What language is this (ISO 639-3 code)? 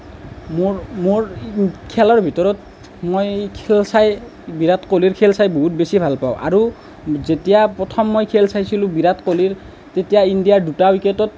asm